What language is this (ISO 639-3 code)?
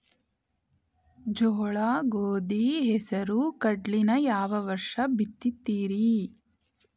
kan